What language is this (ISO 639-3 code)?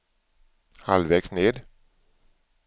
swe